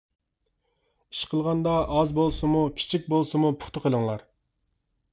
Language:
Uyghur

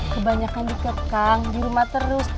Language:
Indonesian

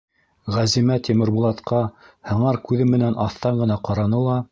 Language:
Bashkir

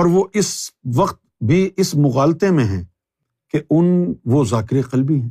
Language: Urdu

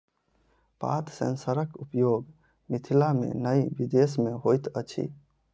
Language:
Maithili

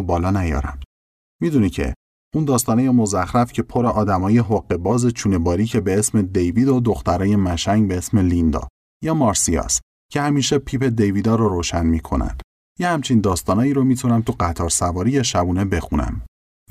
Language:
Persian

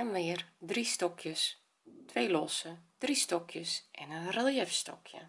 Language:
Dutch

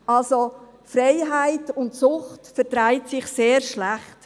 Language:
Swiss German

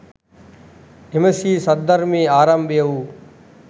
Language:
Sinhala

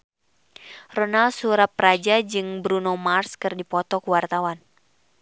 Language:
Sundanese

